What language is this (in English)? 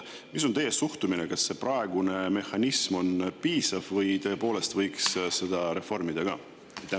Estonian